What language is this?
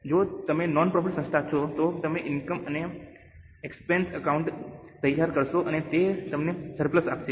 Gujarati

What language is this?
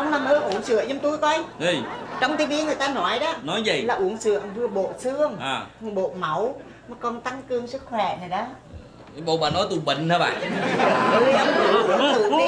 Vietnamese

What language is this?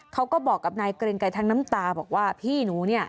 Thai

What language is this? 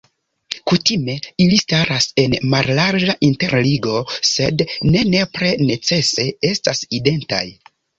Esperanto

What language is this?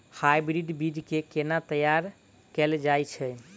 Maithili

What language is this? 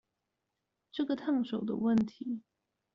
Chinese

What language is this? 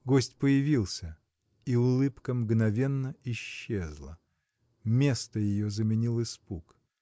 Russian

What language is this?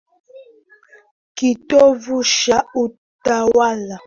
Swahili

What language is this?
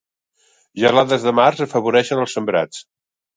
Catalan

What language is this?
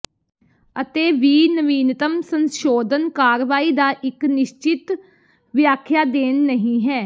Punjabi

